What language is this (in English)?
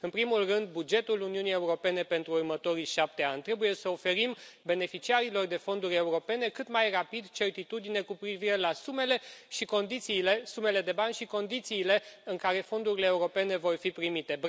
Romanian